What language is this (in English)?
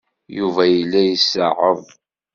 Kabyle